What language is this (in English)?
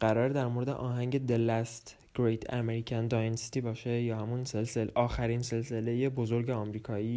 Persian